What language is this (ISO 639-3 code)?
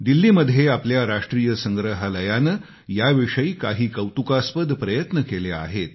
mar